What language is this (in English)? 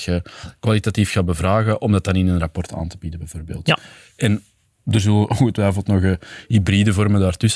Dutch